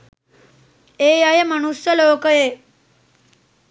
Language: Sinhala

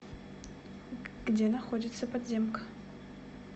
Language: Russian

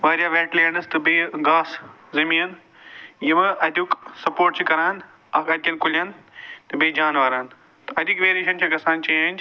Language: Kashmiri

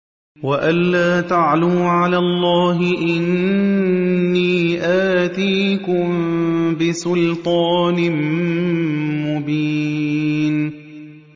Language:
Arabic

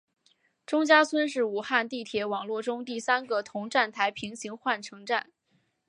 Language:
Chinese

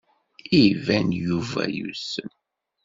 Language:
Kabyle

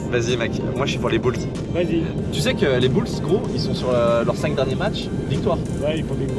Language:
French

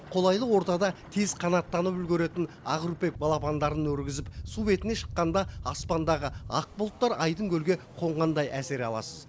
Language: Kazakh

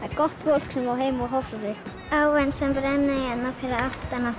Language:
Icelandic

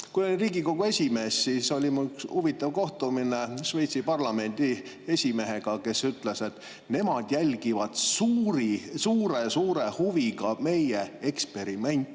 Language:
Estonian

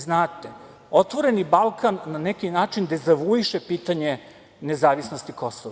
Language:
Serbian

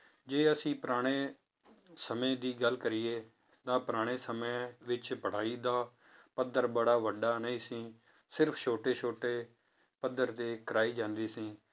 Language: Punjabi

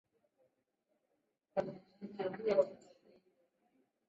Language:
Swahili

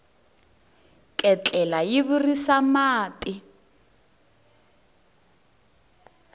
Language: Tsonga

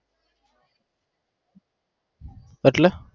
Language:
Gujarati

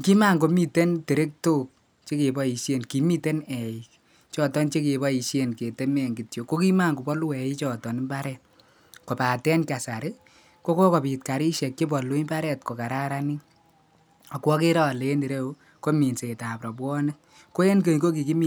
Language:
Kalenjin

